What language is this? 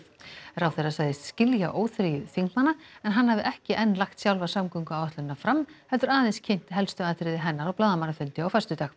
Icelandic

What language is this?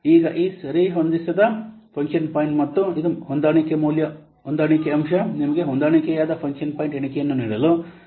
Kannada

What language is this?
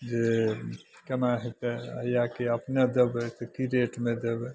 Maithili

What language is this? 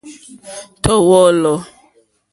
Mokpwe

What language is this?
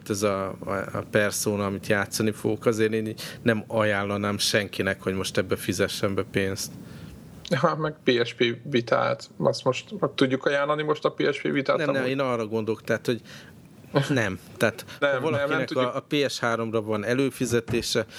Hungarian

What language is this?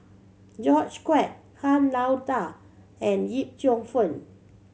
English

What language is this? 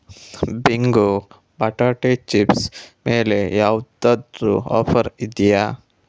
Kannada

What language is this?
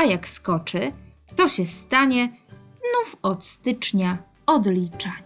Polish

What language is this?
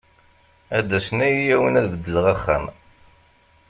Kabyle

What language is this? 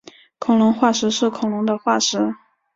Chinese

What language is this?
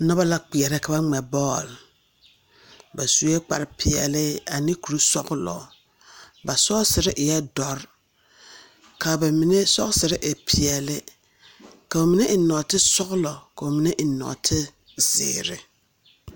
Southern Dagaare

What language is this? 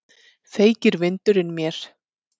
Icelandic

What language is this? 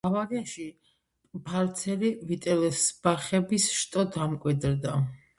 Georgian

